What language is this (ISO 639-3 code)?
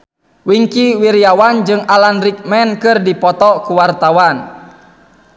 sun